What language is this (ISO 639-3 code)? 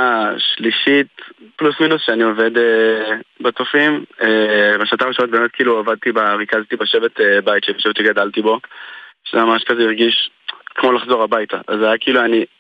heb